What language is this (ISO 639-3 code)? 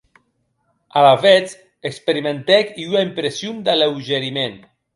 oci